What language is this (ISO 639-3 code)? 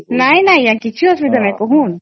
ori